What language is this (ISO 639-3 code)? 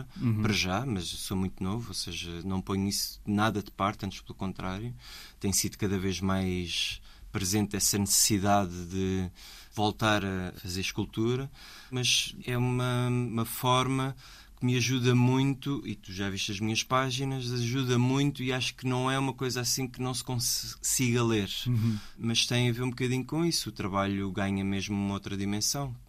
por